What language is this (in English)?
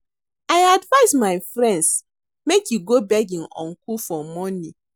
Nigerian Pidgin